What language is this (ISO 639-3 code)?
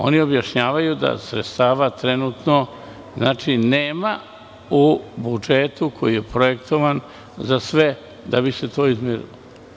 srp